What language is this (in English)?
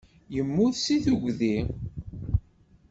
Kabyle